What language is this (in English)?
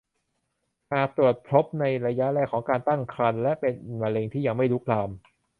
Thai